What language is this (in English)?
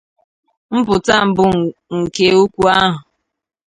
Igbo